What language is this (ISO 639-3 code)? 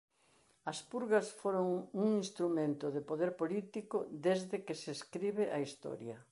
glg